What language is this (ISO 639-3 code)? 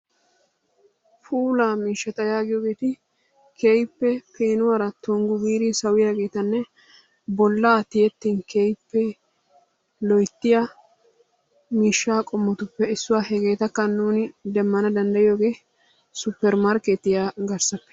wal